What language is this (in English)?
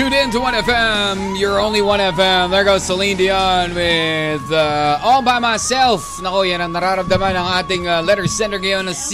Filipino